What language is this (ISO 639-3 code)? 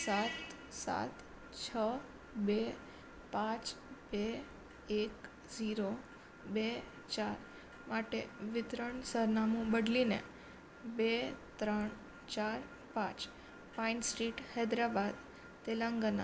guj